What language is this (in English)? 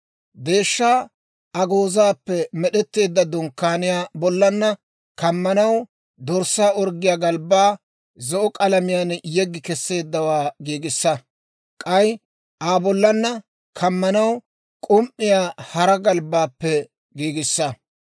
Dawro